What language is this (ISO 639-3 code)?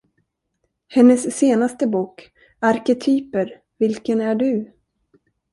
swe